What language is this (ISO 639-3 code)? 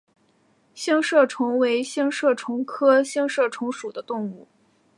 zho